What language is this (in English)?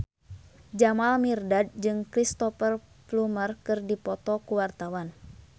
Sundanese